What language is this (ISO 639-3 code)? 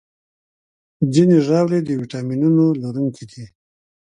pus